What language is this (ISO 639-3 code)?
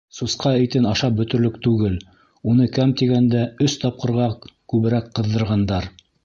bak